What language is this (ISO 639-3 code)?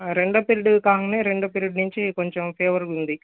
tel